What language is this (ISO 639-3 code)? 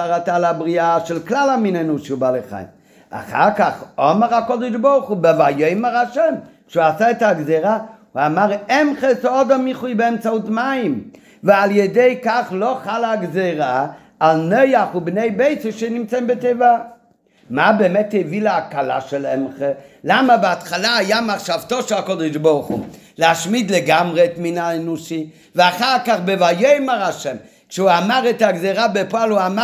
heb